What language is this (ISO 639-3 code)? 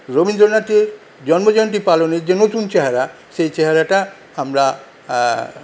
ben